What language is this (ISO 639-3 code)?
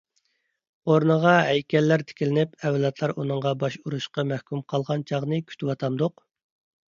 uig